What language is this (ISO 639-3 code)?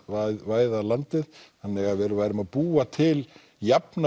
isl